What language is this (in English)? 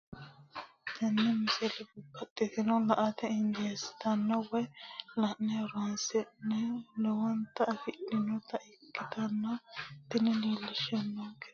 Sidamo